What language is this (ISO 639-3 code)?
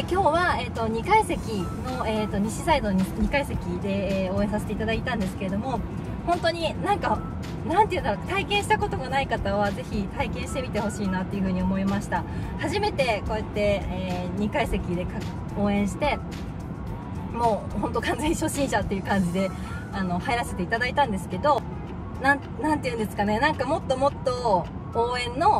jpn